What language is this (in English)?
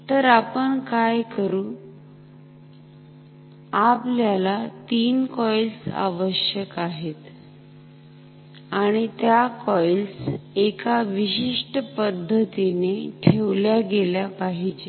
Marathi